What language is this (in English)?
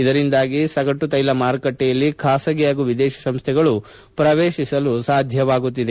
Kannada